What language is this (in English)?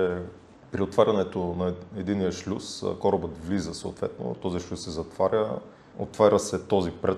Bulgarian